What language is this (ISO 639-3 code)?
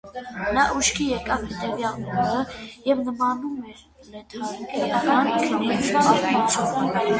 hye